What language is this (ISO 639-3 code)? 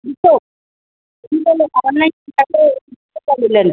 snd